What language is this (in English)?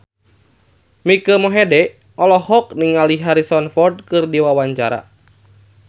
Sundanese